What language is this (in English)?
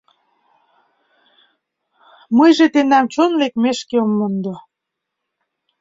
Mari